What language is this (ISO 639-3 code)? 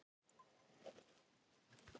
isl